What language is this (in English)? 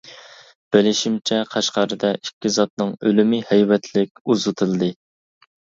Uyghur